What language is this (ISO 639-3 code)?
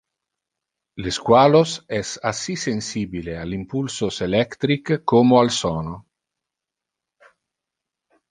ina